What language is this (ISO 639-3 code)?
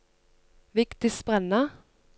nor